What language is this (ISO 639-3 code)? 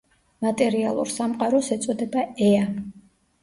kat